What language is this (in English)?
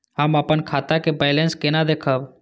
Maithili